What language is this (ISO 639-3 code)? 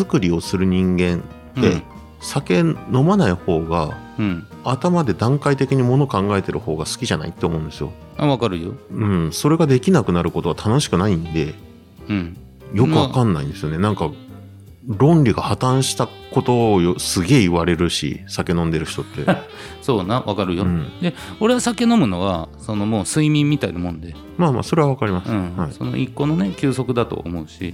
jpn